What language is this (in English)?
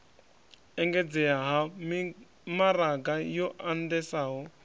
Venda